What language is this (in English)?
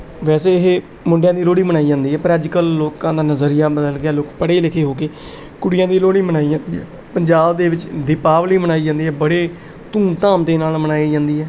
Punjabi